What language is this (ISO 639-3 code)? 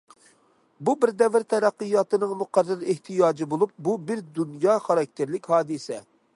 uig